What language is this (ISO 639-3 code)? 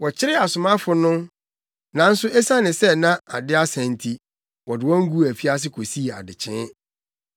aka